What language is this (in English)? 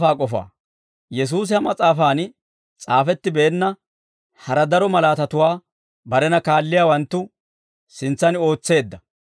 Dawro